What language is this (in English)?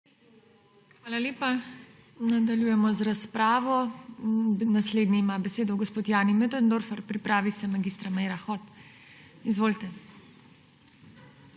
Slovenian